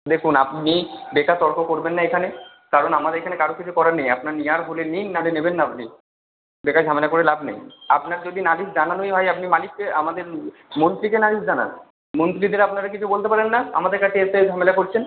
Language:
Bangla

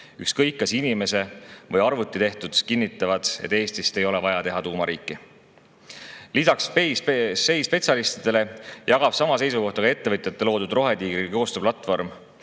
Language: Estonian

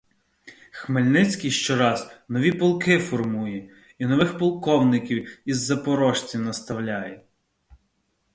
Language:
Ukrainian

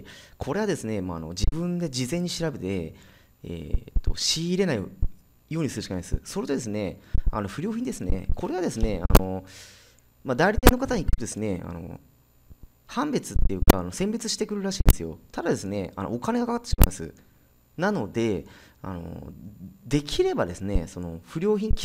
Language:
Japanese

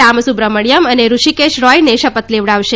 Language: Gujarati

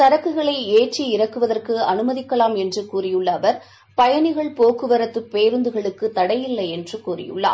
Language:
Tamil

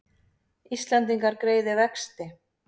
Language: Icelandic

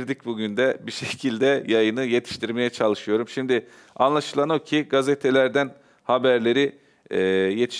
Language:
Turkish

